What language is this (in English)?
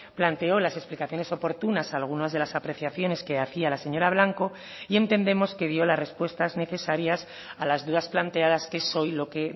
Spanish